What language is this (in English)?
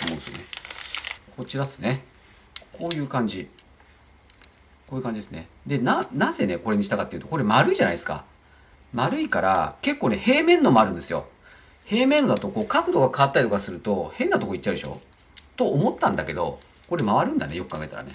Japanese